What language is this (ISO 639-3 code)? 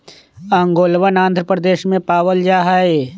mag